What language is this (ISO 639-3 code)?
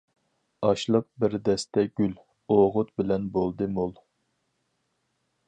uig